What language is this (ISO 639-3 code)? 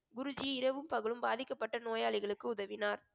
tam